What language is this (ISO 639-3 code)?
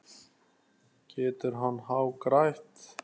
isl